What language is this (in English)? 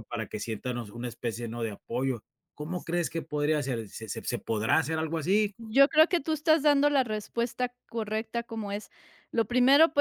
Spanish